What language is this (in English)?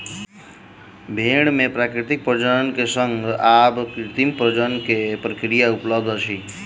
Maithili